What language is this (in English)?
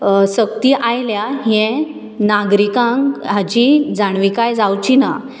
Konkani